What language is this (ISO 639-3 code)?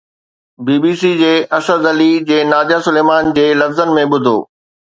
snd